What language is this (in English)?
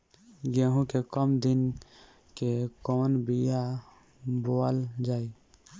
Bhojpuri